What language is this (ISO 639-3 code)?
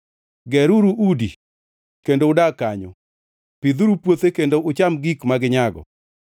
luo